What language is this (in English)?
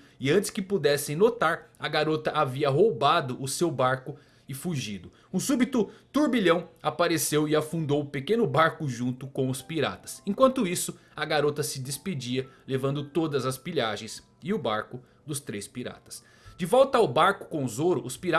Portuguese